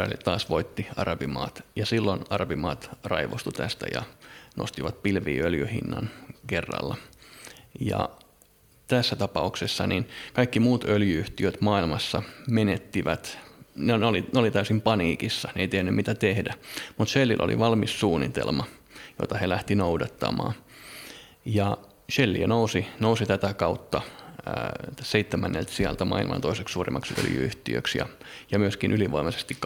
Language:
Finnish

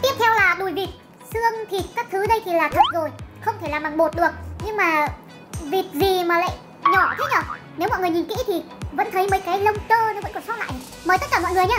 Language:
Vietnamese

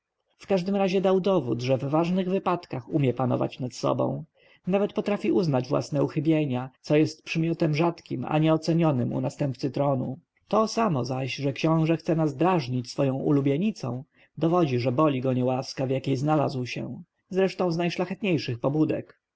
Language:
Polish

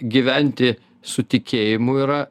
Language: Lithuanian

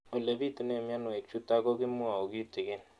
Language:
Kalenjin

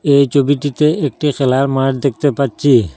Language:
Bangla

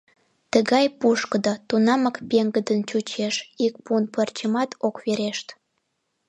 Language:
Mari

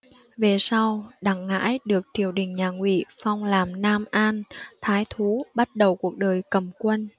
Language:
Vietnamese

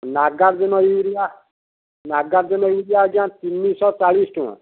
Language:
Odia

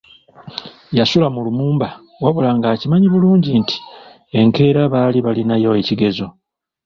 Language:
Ganda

